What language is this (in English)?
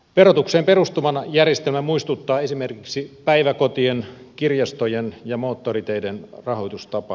Finnish